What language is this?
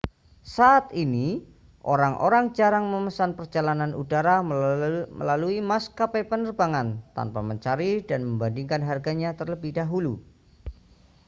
Indonesian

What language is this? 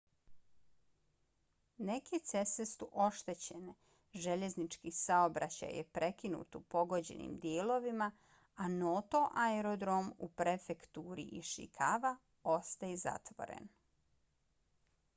Bosnian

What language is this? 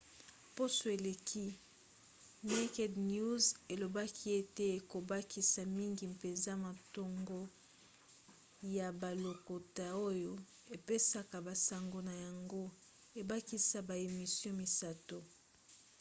Lingala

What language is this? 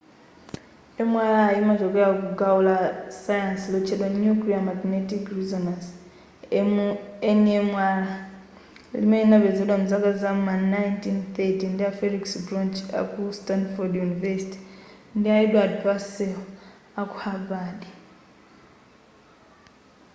Nyanja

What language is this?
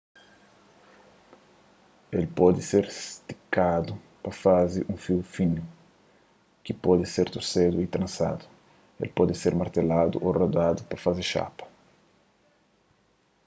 Kabuverdianu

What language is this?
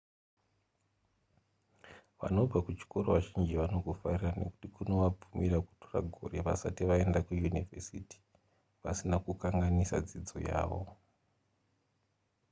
Shona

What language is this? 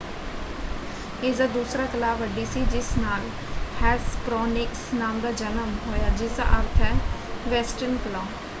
Punjabi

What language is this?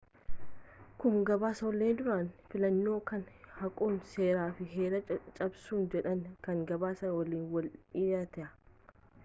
Oromo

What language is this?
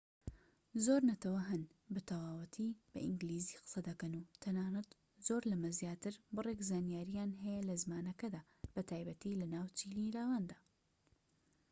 Central Kurdish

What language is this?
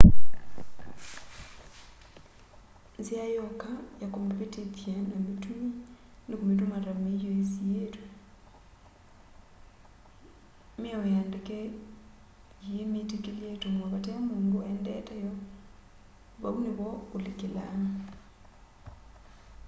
Kamba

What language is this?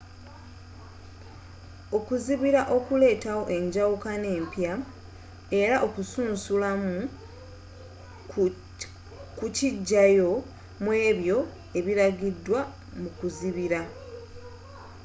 Ganda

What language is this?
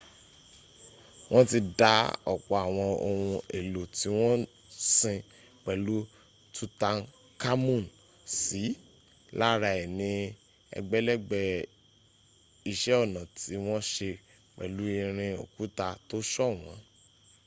Yoruba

